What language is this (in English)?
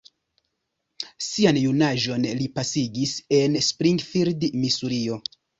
Esperanto